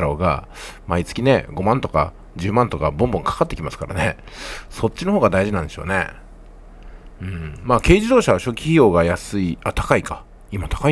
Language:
Japanese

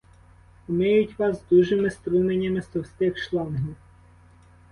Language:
Ukrainian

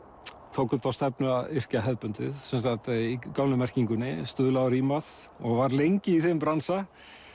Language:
Icelandic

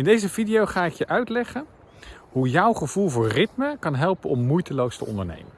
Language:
Dutch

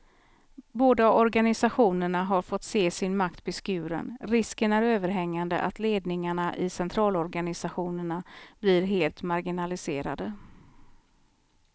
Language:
Swedish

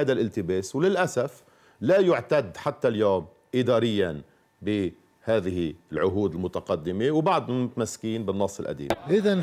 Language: Arabic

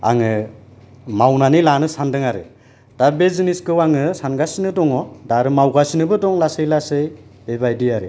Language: Bodo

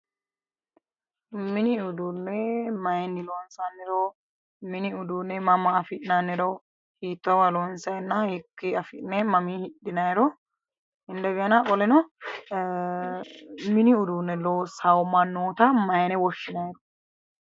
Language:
Sidamo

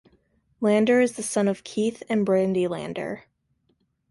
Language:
English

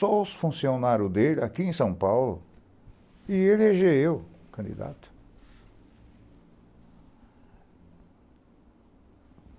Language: Portuguese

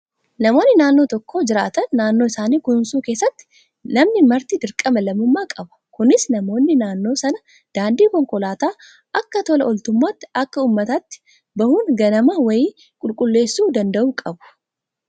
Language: Oromo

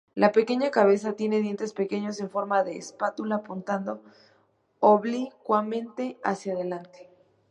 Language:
Spanish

